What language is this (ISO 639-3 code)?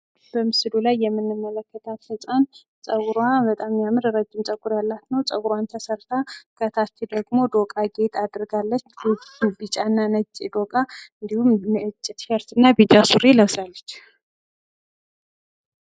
amh